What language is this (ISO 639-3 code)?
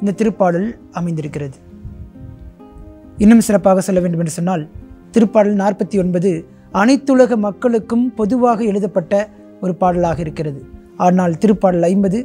tam